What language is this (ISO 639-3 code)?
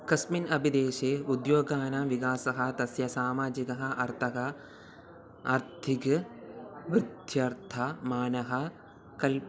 san